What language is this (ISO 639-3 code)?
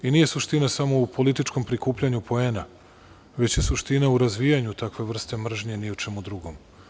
srp